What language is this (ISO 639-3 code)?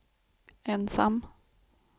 swe